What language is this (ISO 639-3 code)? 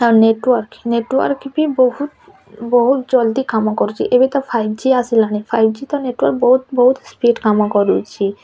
ori